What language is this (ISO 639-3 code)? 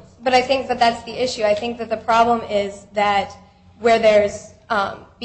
eng